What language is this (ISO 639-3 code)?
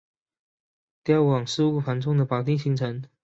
zho